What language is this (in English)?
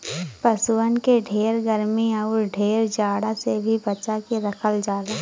Bhojpuri